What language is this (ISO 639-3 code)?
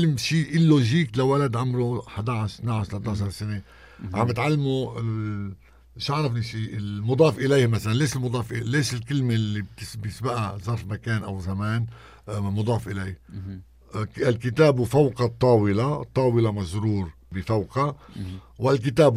ara